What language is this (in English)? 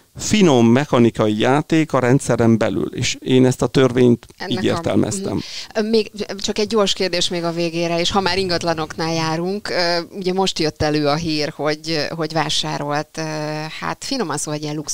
Hungarian